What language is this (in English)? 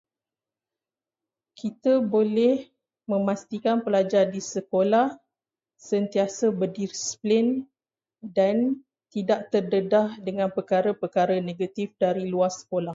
Malay